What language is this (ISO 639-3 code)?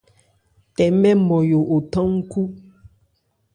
ebr